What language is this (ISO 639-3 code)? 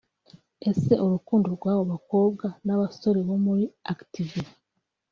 kin